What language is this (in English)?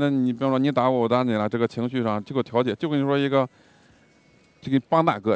Chinese